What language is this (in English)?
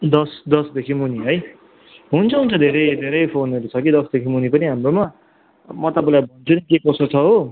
Nepali